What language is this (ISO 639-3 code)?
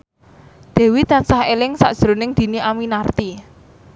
jav